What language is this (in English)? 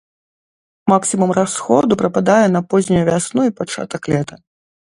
Belarusian